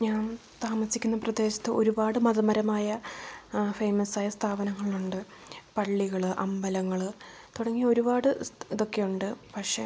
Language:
Malayalam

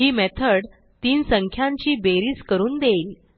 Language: Marathi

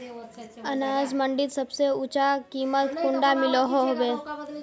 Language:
Magahi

